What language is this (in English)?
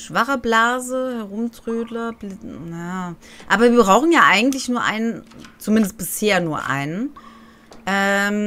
German